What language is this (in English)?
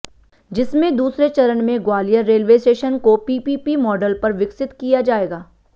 Hindi